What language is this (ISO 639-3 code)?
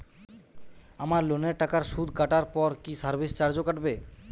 ben